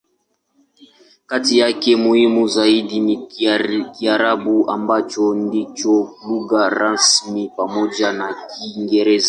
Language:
Swahili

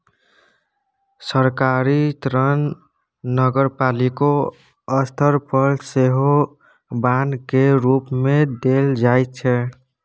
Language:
Maithili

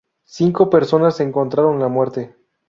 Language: Spanish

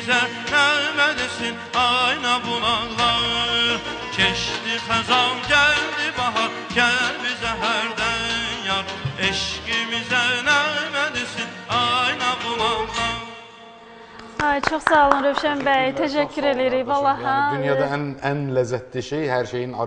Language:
Turkish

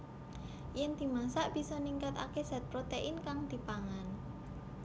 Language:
Javanese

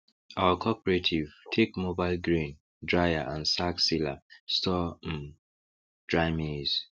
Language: Nigerian Pidgin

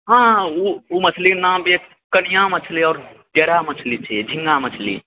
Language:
Maithili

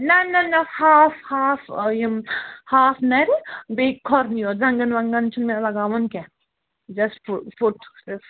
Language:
Kashmiri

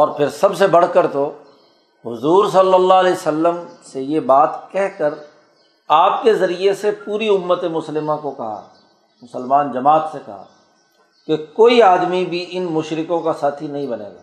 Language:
Urdu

